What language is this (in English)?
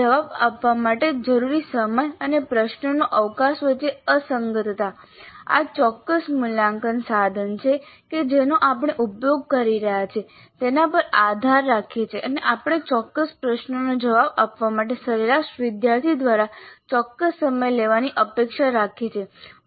Gujarati